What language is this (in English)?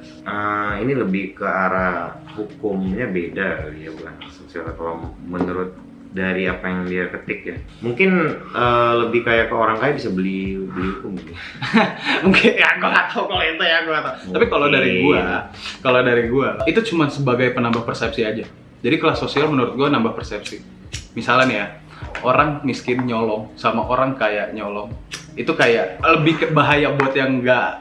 Indonesian